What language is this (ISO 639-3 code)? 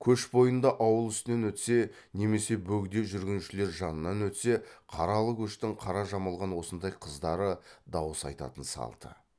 kaz